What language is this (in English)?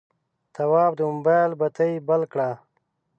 Pashto